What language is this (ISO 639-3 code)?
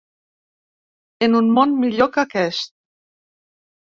cat